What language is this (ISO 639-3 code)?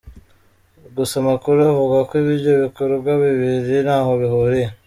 kin